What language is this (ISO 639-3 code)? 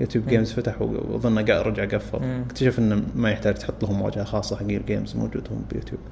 ara